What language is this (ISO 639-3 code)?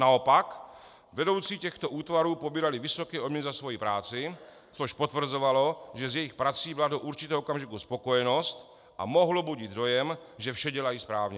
ces